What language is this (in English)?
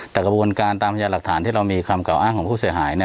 Thai